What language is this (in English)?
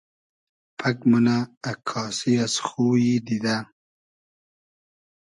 Hazaragi